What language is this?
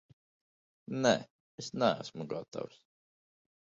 Latvian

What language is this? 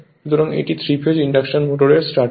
Bangla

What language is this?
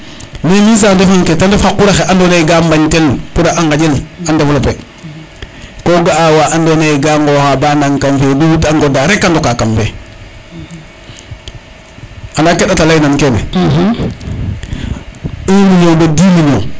Serer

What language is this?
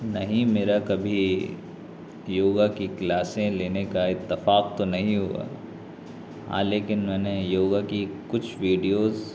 Urdu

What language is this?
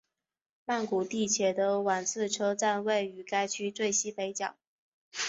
Chinese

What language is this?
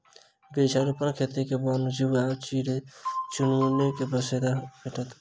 Maithili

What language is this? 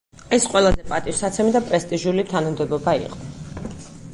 Georgian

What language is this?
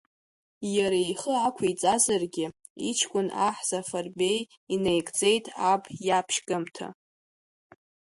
Abkhazian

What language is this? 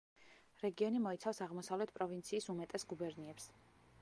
Georgian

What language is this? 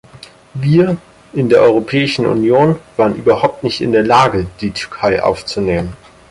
German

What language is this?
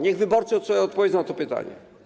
Polish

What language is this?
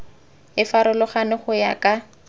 Tswana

